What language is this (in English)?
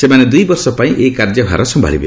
Odia